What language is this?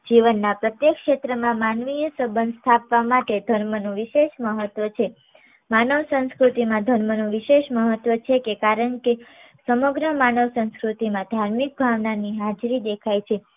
Gujarati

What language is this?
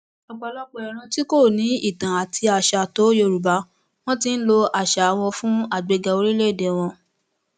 Yoruba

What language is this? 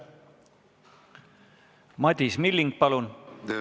Estonian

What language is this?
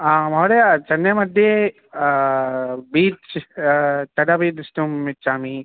Sanskrit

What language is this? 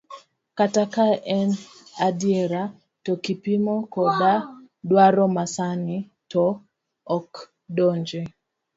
Luo (Kenya and Tanzania)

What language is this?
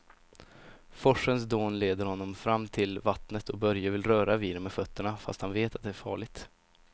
Swedish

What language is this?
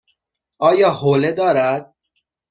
Persian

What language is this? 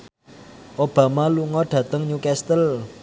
Javanese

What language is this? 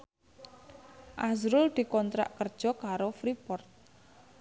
Javanese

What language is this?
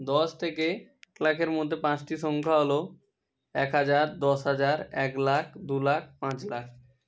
Bangla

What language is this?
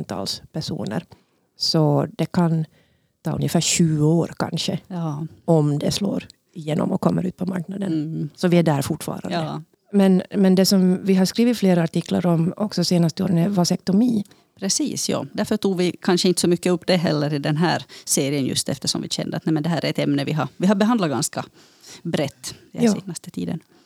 Swedish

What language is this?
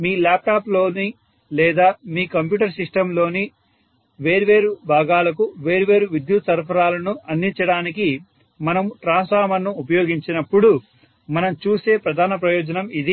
Telugu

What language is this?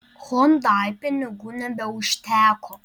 Lithuanian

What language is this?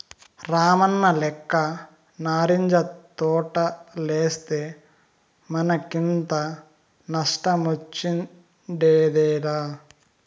Telugu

